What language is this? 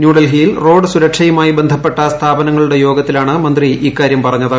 Malayalam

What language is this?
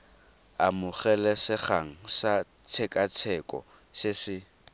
Tswana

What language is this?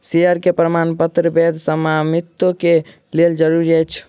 Maithili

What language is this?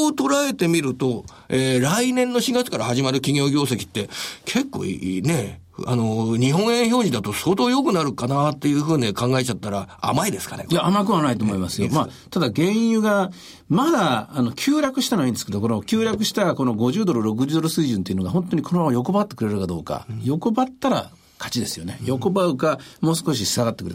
Japanese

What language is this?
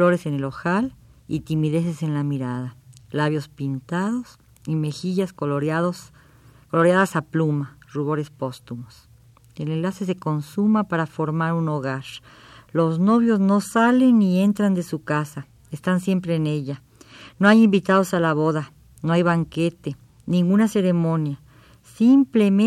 Spanish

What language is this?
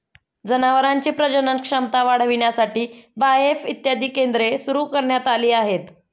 Marathi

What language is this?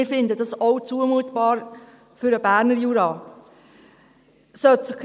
Swiss German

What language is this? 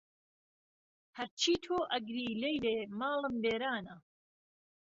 Central Kurdish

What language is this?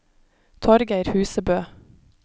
Norwegian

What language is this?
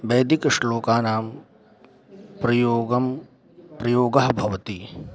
Sanskrit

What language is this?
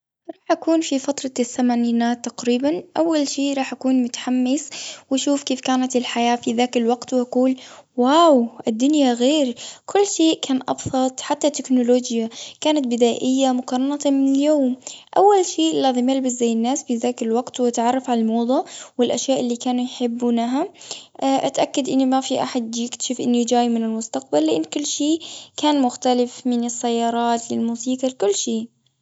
Gulf Arabic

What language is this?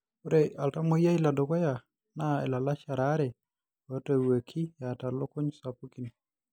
Masai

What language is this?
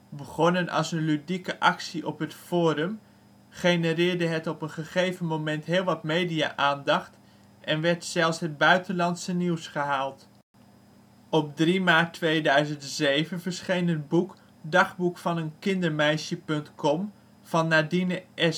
Dutch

